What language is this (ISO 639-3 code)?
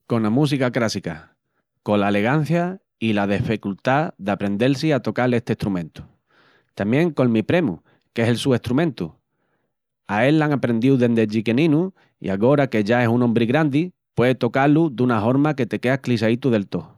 ext